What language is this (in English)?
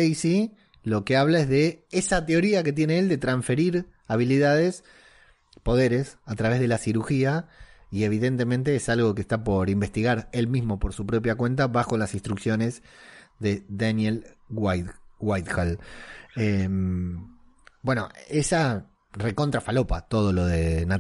Spanish